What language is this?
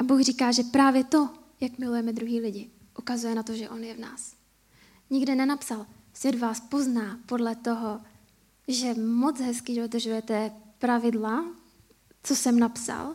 Czech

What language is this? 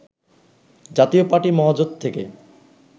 Bangla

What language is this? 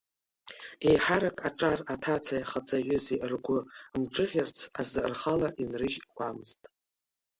Abkhazian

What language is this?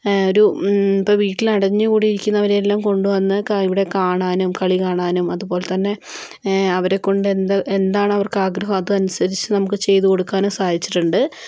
Malayalam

